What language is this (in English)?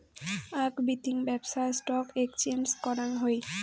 Bangla